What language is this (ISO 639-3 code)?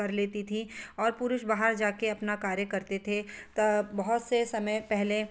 hin